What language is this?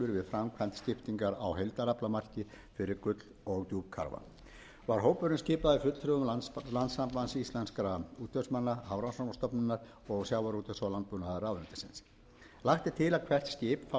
Icelandic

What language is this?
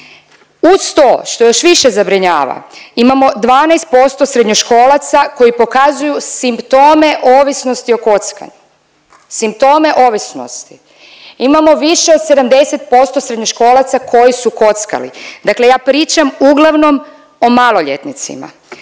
Croatian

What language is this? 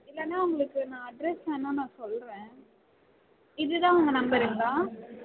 Tamil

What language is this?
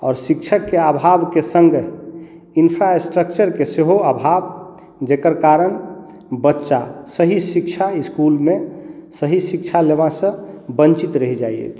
Maithili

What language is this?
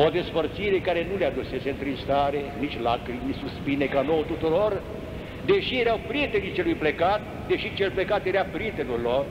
Romanian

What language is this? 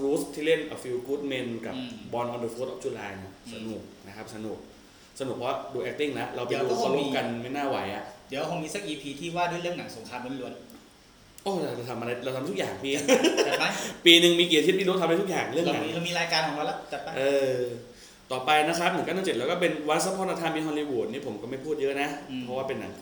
Thai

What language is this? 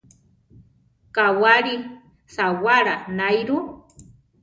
Central Tarahumara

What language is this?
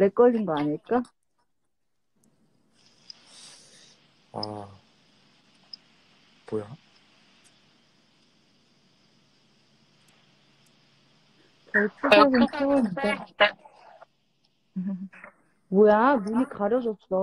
Korean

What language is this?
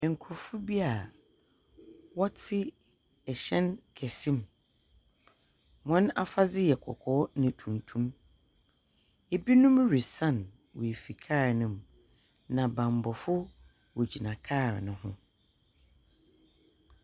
Akan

